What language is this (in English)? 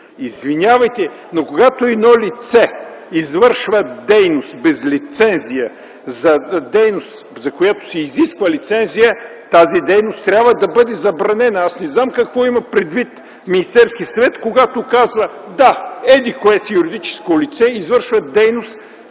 Bulgarian